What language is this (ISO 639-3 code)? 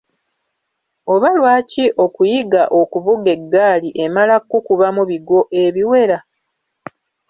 lug